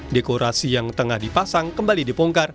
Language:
Indonesian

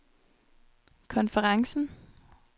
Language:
Danish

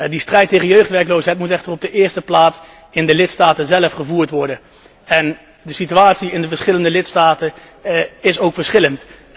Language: Dutch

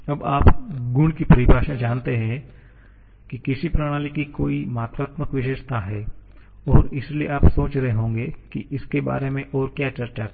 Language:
Hindi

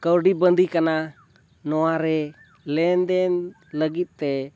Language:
Santali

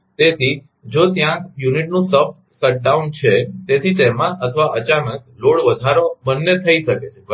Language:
Gujarati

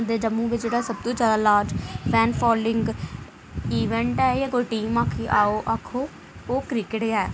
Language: Dogri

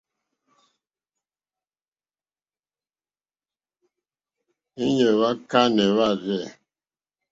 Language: Mokpwe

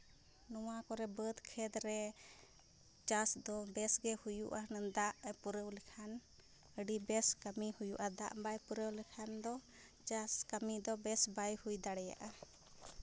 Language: Santali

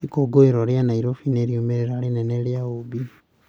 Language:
Kikuyu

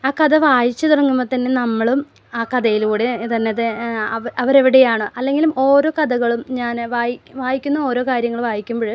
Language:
Malayalam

